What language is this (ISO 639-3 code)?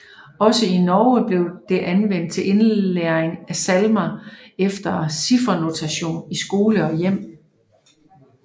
dan